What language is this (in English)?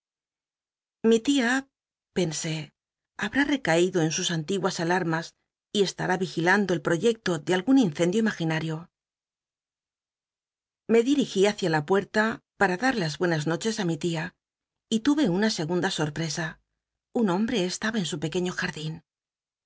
Spanish